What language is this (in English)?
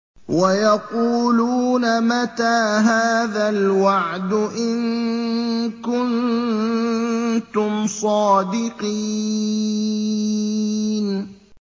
Arabic